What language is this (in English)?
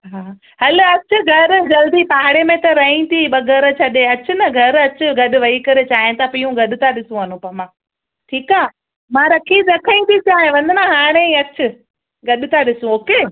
Sindhi